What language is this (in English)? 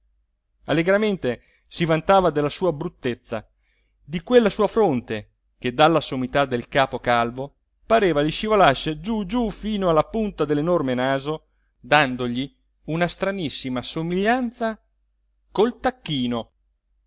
Italian